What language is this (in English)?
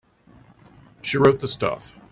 English